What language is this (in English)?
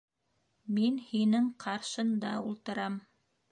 Bashkir